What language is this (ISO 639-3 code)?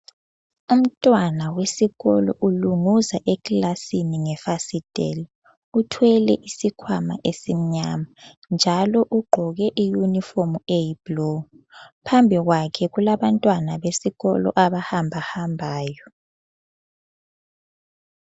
nde